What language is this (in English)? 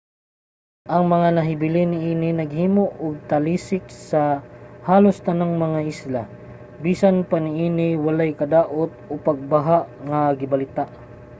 Cebuano